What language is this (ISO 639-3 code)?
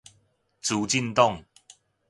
nan